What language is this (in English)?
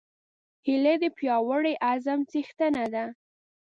Pashto